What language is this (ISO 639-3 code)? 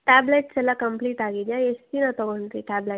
kan